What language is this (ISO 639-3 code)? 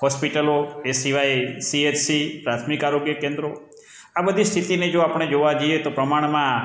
guj